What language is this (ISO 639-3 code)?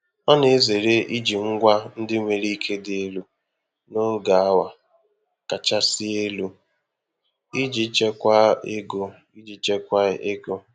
ibo